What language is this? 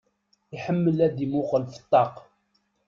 Kabyle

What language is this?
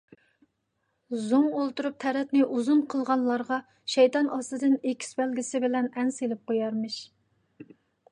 Uyghur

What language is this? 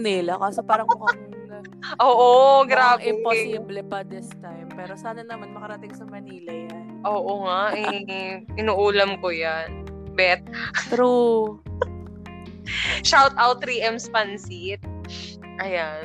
Filipino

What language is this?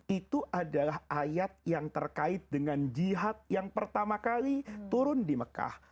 Indonesian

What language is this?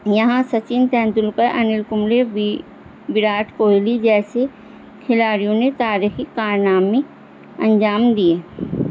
Urdu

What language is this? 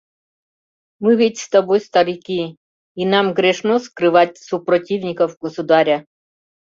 Mari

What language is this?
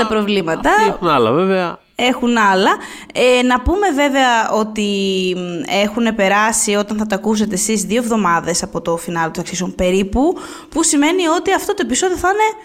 Greek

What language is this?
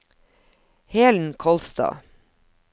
Norwegian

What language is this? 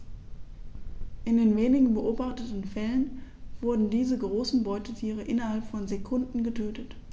German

